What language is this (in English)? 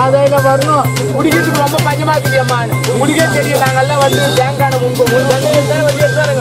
Korean